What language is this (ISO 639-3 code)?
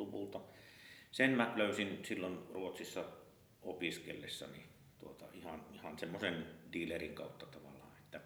fin